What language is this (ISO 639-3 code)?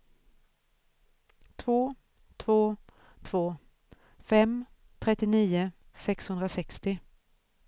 swe